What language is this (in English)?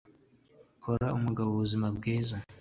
Kinyarwanda